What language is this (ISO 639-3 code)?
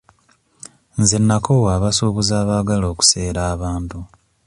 lug